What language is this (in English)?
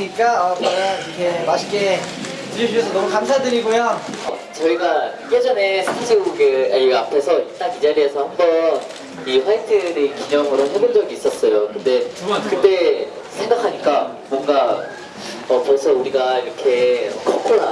Korean